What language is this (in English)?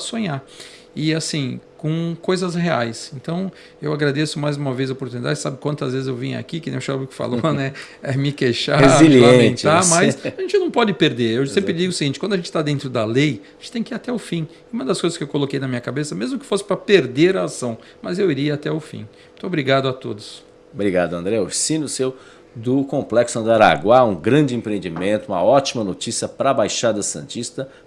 Portuguese